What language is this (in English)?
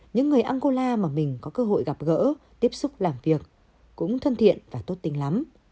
Vietnamese